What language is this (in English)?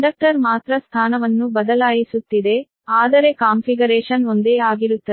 Kannada